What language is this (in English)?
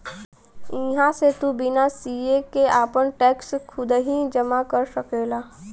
Bhojpuri